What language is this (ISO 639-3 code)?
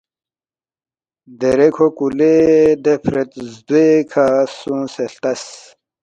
bft